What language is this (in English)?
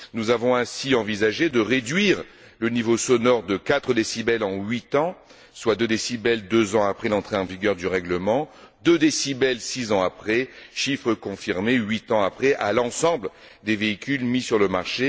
French